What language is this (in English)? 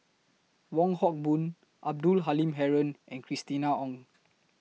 English